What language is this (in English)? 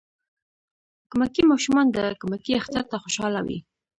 Pashto